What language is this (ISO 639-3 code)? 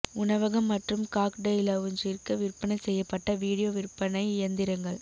tam